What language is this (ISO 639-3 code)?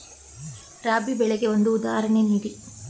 kan